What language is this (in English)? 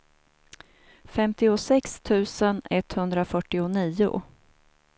Swedish